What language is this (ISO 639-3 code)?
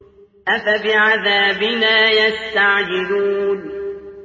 ara